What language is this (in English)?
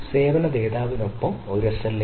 Malayalam